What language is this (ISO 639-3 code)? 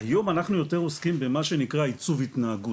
heb